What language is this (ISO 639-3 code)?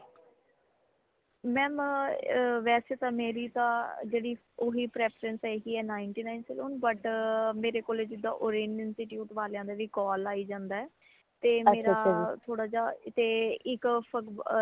pan